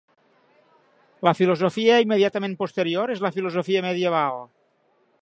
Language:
Catalan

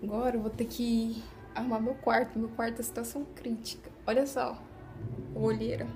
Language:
Portuguese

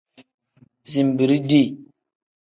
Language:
Tem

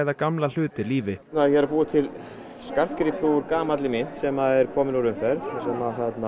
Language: Icelandic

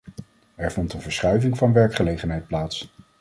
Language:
Dutch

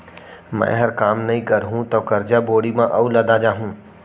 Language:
Chhattisgarhi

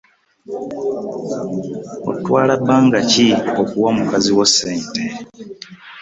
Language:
Ganda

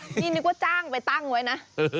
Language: Thai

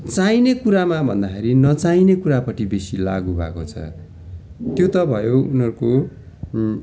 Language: Nepali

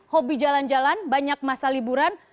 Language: Indonesian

